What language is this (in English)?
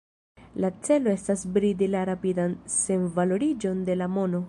Esperanto